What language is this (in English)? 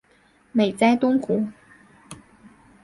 Chinese